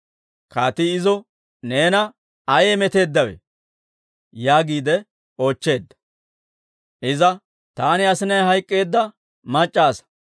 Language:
Dawro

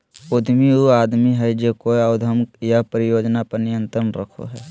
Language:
Magahi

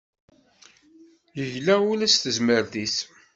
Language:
Kabyle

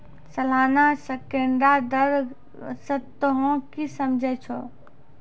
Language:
Maithili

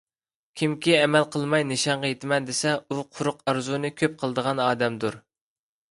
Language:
Uyghur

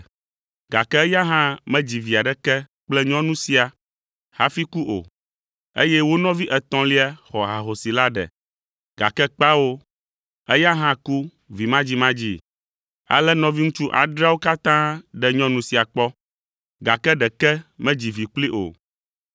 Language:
Ewe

